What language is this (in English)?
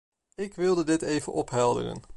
Dutch